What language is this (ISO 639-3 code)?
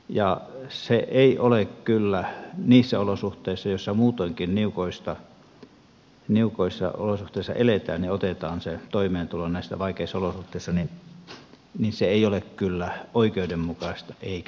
fin